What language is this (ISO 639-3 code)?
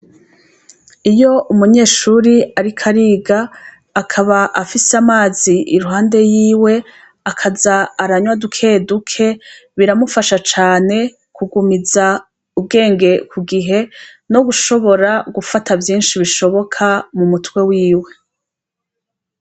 run